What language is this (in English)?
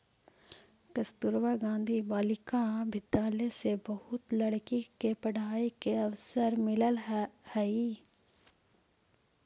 Magahi